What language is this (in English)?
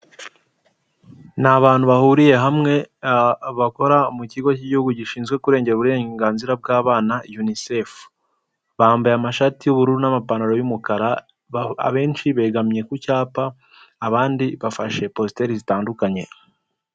Kinyarwanda